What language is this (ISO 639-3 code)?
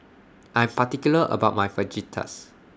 eng